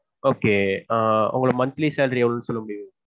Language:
Tamil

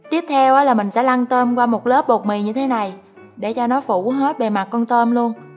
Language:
Vietnamese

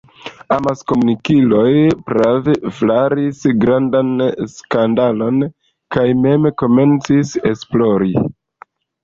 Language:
Esperanto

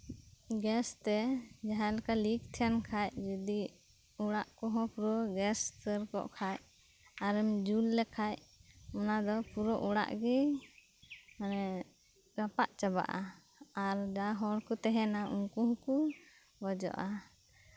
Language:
Santali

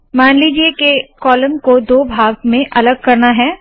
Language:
Hindi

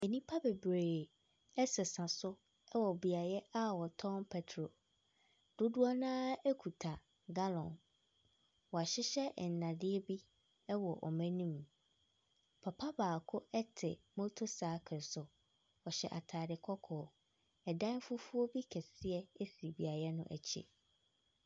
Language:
Akan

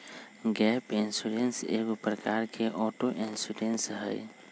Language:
Magahi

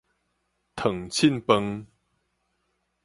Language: Min Nan Chinese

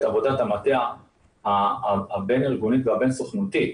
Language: Hebrew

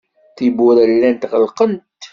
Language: Kabyle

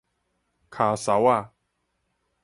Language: Min Nan Chinese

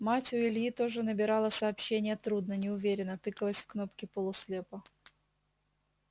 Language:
Russian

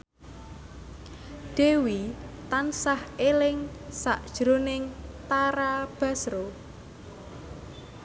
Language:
Javanese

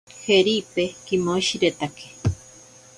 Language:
Ashéninka Perené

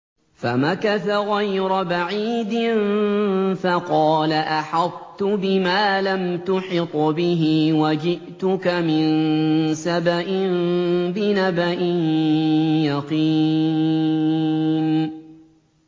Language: Arabic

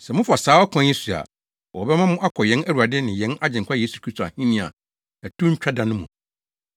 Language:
Akan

